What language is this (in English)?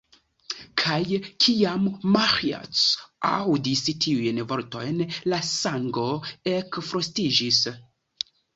Esperanto